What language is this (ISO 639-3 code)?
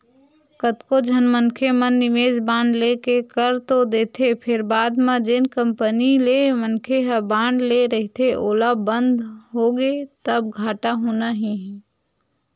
hne